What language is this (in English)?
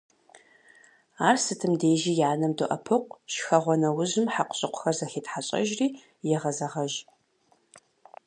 Kabardian